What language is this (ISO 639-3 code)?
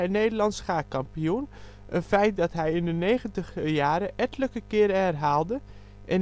nld